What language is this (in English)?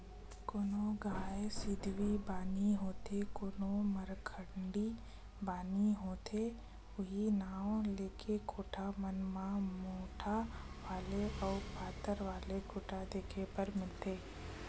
Chhattisgarhi